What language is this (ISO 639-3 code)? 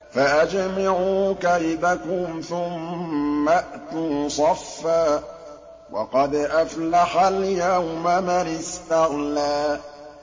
ara